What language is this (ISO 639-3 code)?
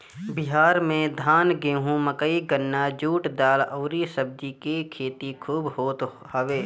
bho